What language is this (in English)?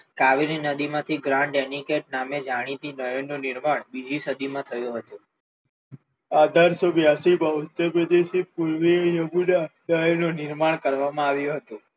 Gujarati